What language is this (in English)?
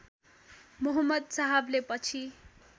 Nepali